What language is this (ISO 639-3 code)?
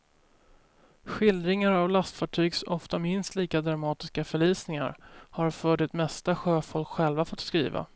swe